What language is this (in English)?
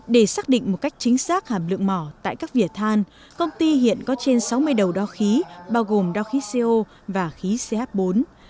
Vietnamese